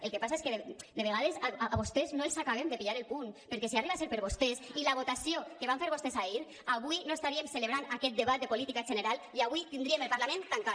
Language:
Catalan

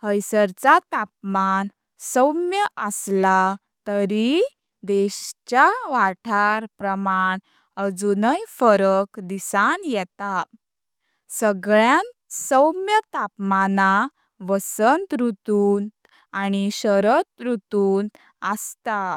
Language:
Konkani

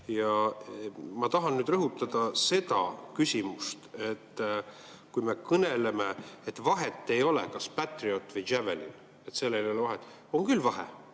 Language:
Estonian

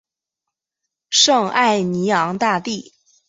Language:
Chinese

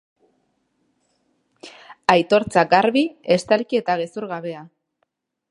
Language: Basque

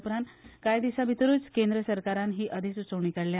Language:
Konkani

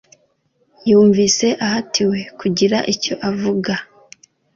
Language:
Kinyarwanda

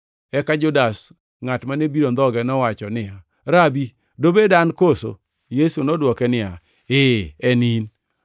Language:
Luo (Kenya and Tanzania)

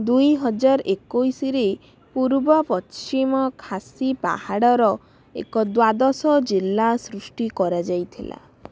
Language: Odia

